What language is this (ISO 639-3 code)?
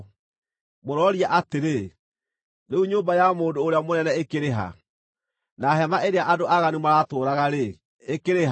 kik